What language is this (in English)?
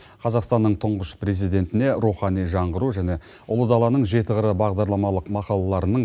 Kazakh